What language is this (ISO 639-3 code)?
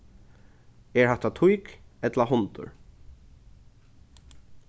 fao